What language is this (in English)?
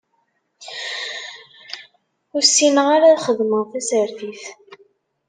Kabyle